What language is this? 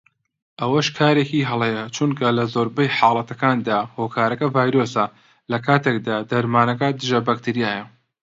Central Kurdish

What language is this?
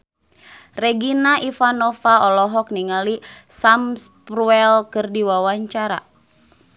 Sundanese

